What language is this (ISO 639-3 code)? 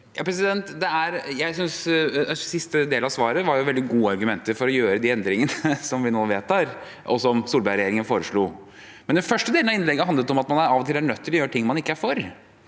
nor